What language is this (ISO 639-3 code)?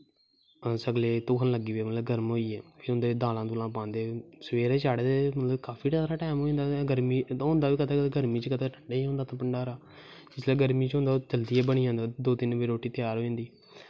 doi